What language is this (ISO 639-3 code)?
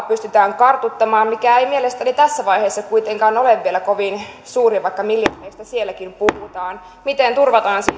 fin